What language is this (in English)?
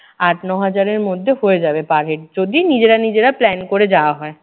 Bangla